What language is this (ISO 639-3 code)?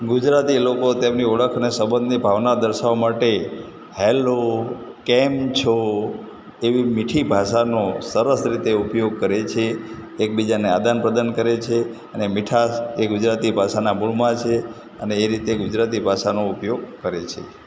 guj